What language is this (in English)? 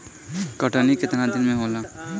Bhojpuri